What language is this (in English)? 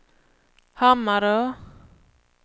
Swedish